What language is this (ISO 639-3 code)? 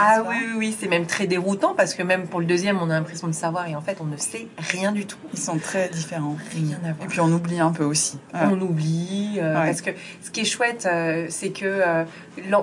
fra